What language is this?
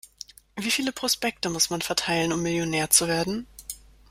German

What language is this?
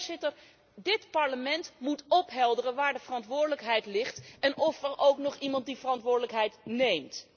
Dutch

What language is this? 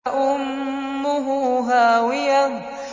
Arabic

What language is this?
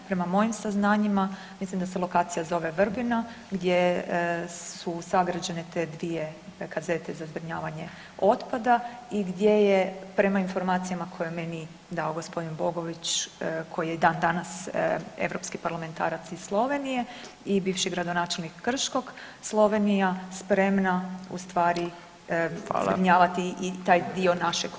Croatian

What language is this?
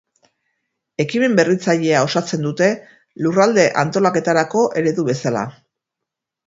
Basque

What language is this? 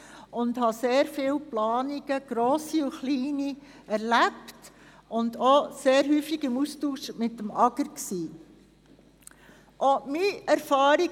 Swiss German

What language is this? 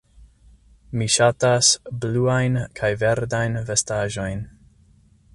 Esperanto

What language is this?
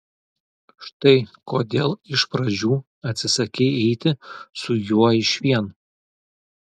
Lithuanian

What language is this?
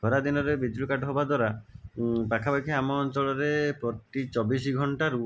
Odia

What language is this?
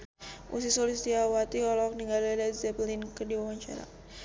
Sundanese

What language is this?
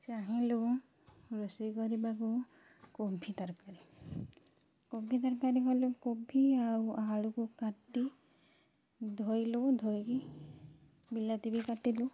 Odia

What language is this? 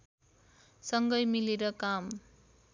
Nepali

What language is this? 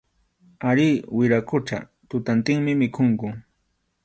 Arequipa-La Unión Quechua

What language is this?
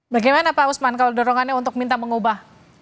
Indonesian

